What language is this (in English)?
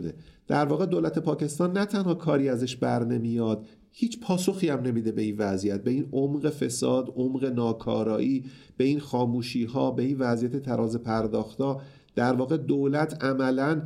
Persian